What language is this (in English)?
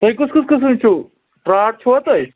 Kashmiri